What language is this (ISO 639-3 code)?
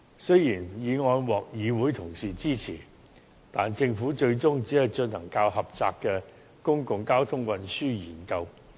yue